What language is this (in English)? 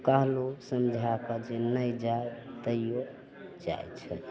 Maithili